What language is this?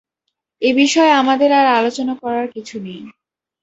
Bangla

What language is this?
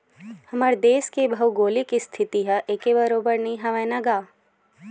Chhattisgarhi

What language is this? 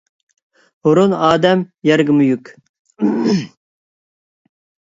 Uyghur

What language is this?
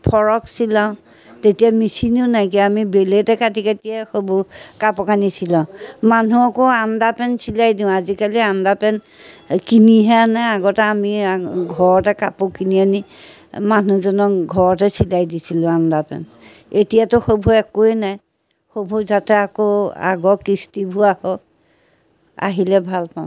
Assamese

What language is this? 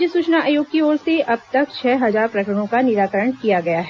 Hindi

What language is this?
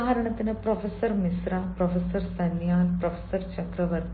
Malayalam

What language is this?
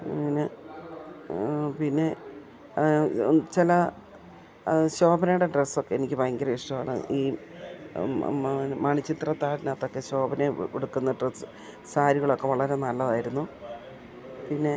Malayalam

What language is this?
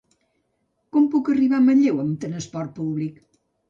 Catalan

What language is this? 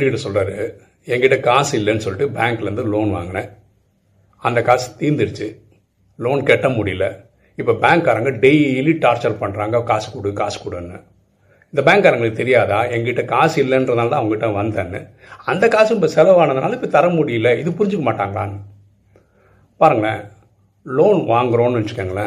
Tamil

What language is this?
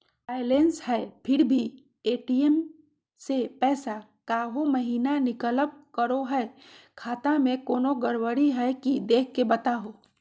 Magahi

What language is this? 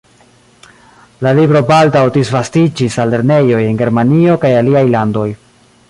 Esperanto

